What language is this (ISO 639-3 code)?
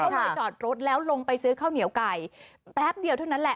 tha